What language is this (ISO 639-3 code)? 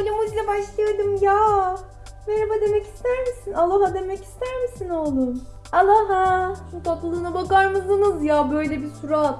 tur